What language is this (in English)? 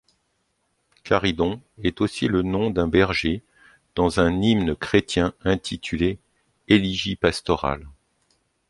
French